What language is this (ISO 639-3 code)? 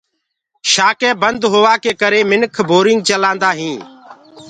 ggg